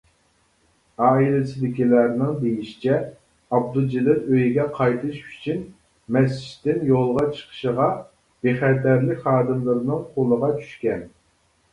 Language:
Uyghur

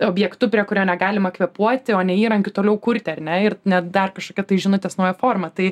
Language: Lithuanian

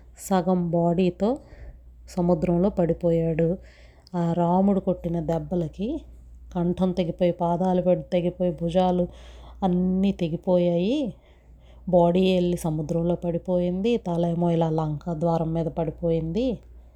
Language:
Telugu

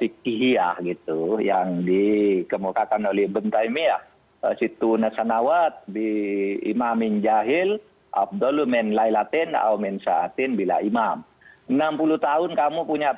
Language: Indonesian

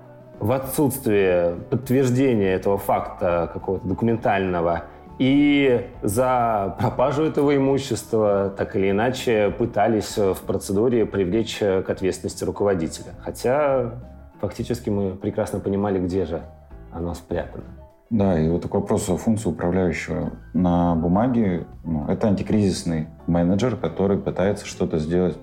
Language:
Russian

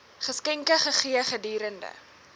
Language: Afrikaans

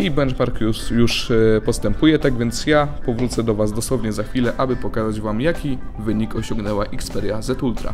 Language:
Polish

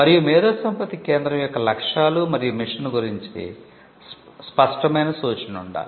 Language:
Telugu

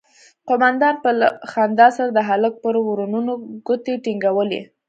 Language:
Pashto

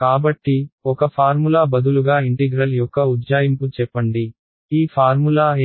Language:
Telugu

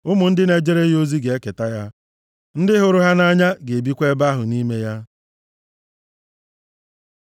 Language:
Igbo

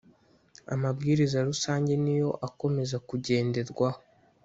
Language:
Kinyarwanda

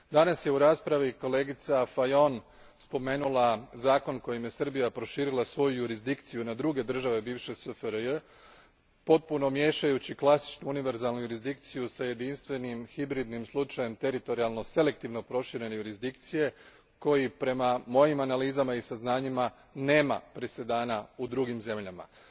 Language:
Croatian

